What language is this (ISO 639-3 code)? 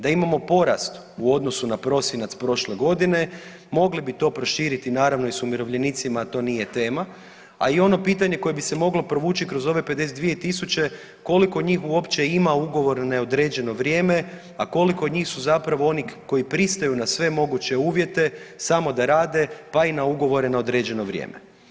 hrv